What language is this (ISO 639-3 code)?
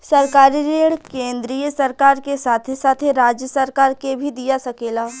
bho